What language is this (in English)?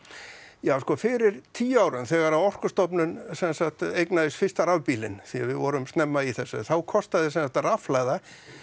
Icelandic